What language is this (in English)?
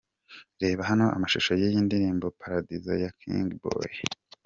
Kinyarwanda